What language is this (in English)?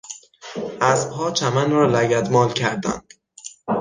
Persian